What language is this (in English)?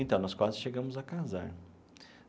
Portuguese